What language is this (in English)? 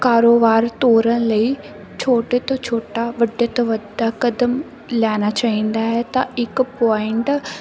Punjabi